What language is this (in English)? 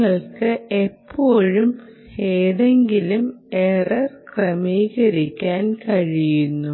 Malayalam